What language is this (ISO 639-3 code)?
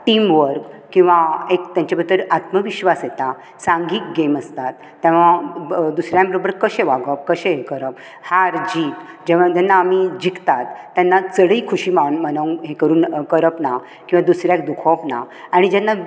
kok